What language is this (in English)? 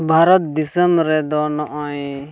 Santali